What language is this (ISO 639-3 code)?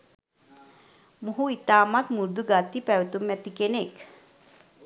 sin